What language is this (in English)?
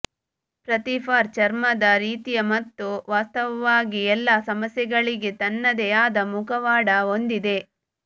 Kannada